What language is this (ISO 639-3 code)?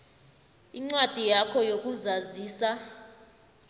nbl